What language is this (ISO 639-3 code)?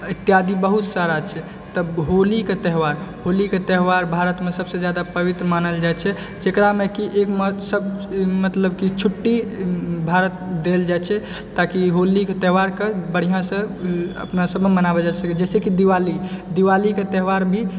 mai